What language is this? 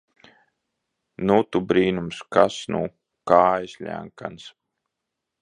Latvian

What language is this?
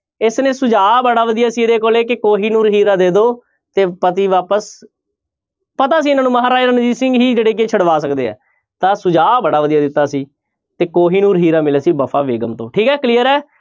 Punjabi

